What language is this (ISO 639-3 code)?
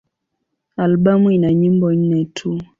swa